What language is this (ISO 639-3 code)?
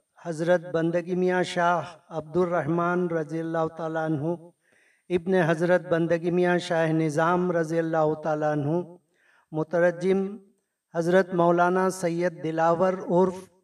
urd